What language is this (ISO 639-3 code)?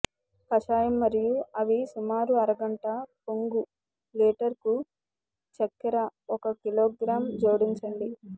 tel